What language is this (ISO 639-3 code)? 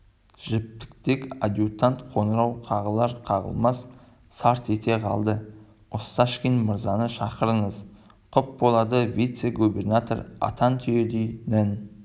kaz